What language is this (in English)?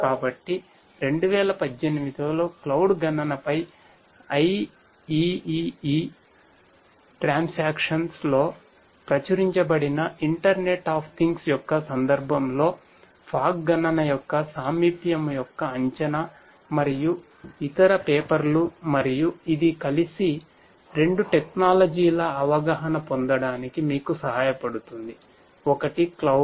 Telugu